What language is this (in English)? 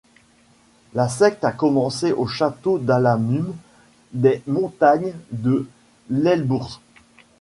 French